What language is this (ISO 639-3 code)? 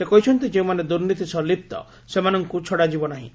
ori